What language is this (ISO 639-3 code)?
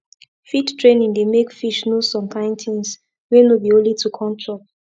pcm